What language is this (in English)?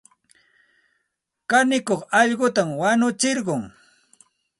Santa Ana de Tusi Pasco Quechua